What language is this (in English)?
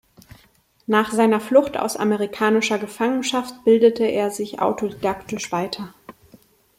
German